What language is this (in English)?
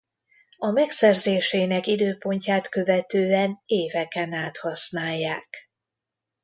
Hungarian